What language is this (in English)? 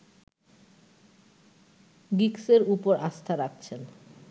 Bangla